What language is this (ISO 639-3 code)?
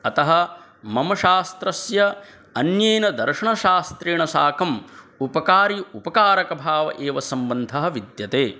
san